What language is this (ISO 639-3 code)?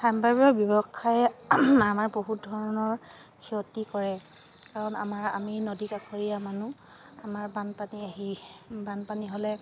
asm